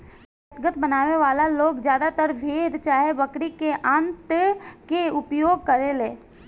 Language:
Bhojpuri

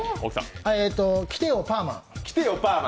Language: Japanese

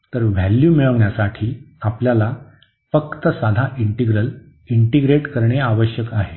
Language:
Marathi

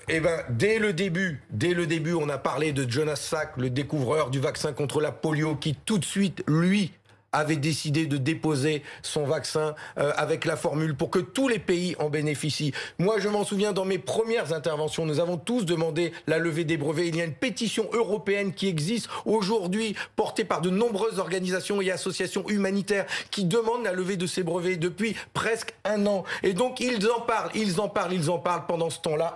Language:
French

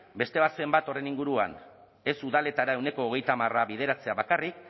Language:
Basque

